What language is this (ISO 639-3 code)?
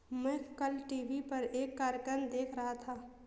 hin